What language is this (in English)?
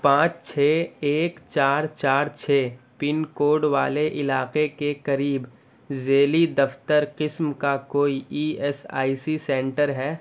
Urdu